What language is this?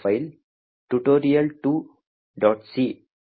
Kannada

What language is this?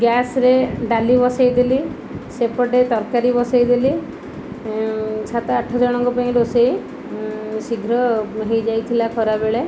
Odia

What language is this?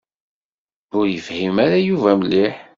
Kabyle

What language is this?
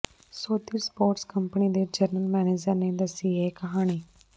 Punjabi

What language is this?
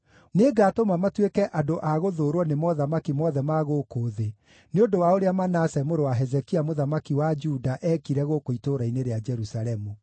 Kikuyu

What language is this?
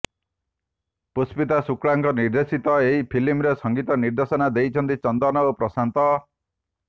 Odia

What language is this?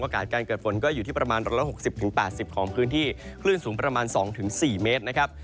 Thai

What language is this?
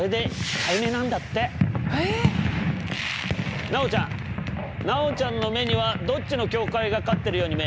Japanese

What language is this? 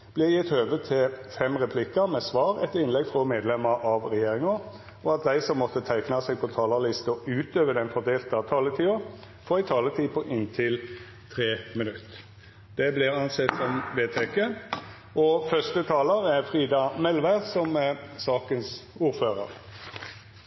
Norwegian Bokmål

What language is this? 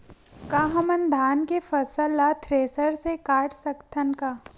Chhattisgarhi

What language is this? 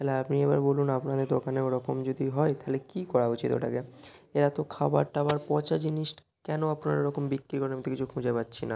Bangla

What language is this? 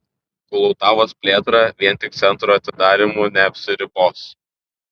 Lithuanian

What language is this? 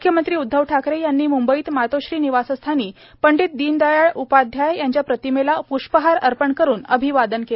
Marathi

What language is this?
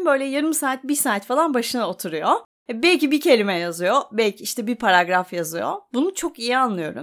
Turkish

